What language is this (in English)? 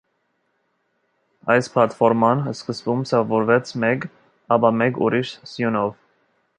Armenian